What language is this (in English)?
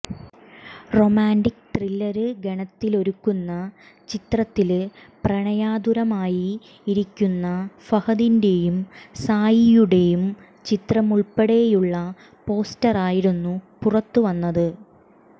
Malayalam